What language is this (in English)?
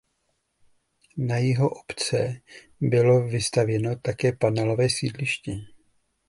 Czech